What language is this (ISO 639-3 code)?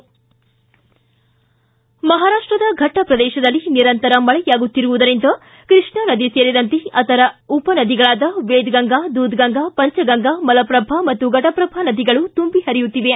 kan